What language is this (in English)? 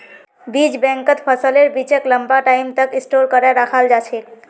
Magahi